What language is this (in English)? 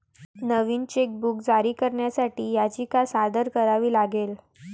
Marathi